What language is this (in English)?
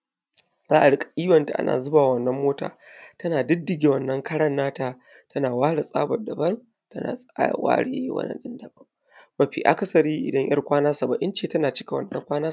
Hausa